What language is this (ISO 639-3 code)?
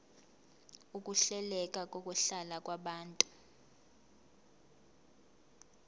zul